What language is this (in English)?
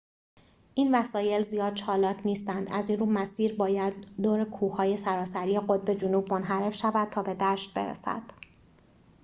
Persian